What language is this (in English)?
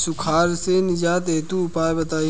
Bhojpuri